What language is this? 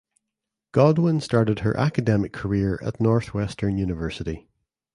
English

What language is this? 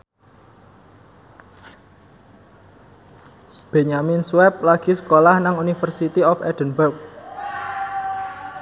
Javanese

